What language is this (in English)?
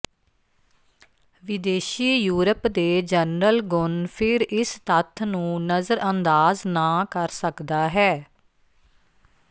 Punjabi